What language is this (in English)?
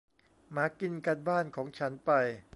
Thai